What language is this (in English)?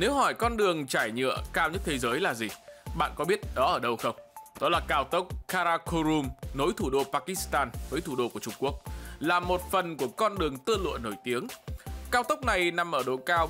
Vietnamese